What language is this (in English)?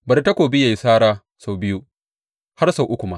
Hausa